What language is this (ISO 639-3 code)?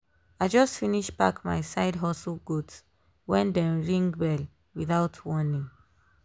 pcm